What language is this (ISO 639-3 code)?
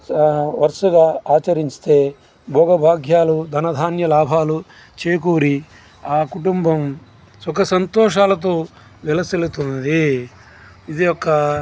tel